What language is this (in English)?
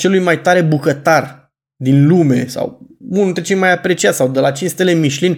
Romanian